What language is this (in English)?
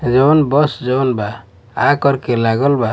Bhojpuri